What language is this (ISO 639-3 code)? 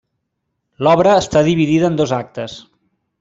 cat